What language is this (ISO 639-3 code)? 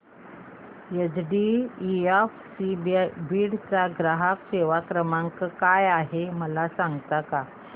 mar